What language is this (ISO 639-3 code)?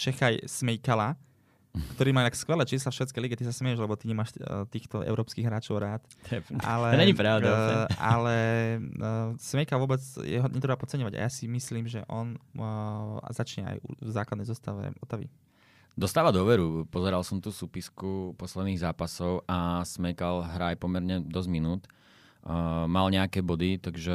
slk